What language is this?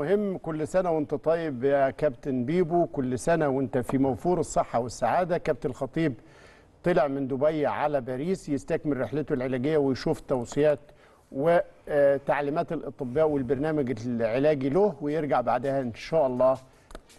Arabic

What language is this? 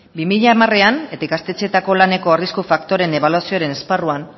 Basque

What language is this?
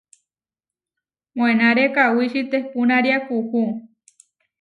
Huarijio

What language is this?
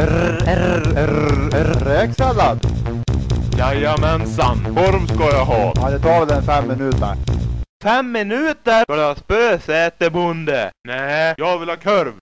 Swedish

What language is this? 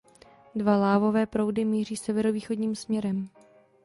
Czech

